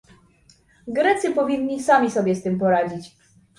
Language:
Polish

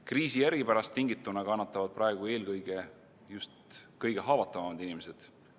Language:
Estonian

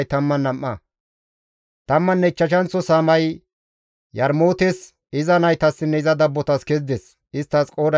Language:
Gamo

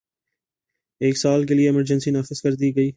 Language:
Urdu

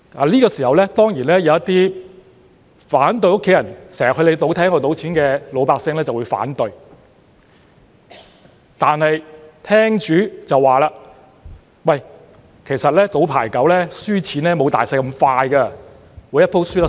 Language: Cantonese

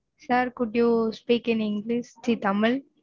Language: Tamil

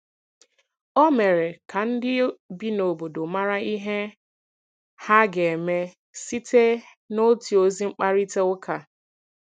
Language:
Igbo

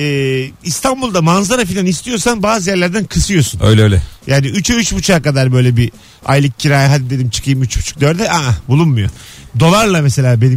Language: Turkish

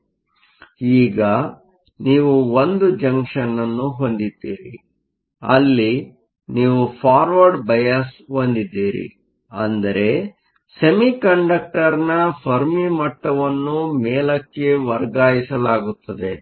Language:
Kannada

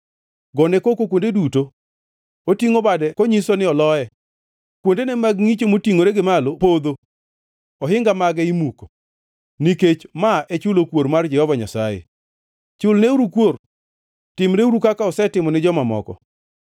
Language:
Luo (Kenya and Tanzania)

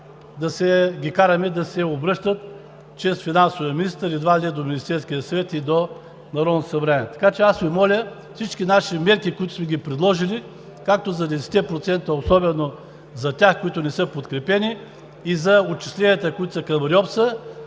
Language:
Bulgarian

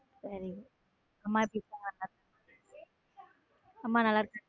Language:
Tamil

